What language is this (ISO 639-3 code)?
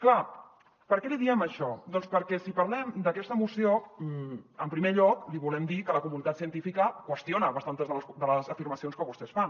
cat